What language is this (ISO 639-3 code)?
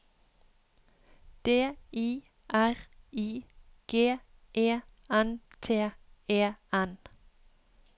nor